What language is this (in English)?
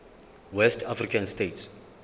Zulu